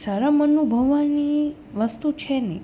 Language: Gujarati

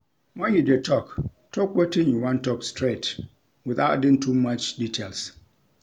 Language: Nigerian Pidgin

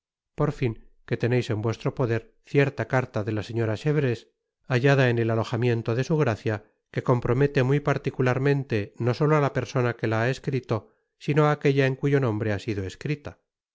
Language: Spanish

